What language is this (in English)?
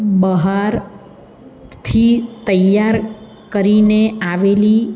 Gujarati